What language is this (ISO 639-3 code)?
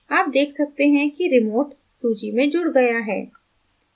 hin